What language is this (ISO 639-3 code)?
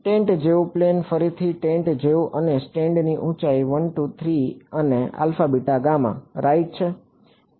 guj